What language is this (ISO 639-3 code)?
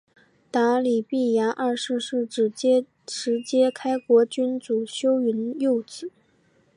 zho